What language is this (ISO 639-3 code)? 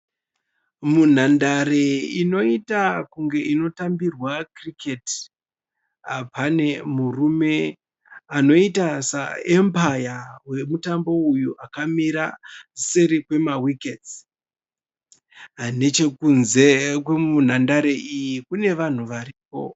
sna